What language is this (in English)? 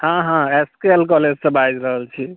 Maithili